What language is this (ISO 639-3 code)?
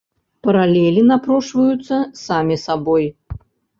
bel